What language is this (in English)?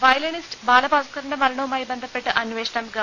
Malayalam